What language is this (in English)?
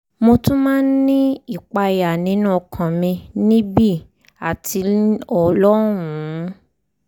Yoruba